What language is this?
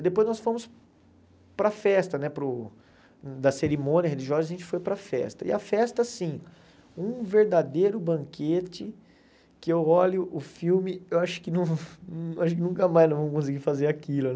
Portuguese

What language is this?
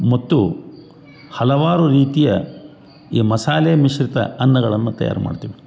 Kannada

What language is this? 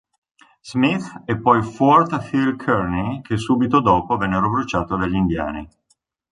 Italian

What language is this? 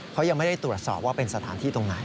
Thai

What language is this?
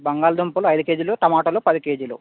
Telugu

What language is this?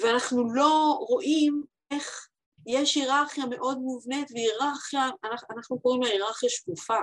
Hebrew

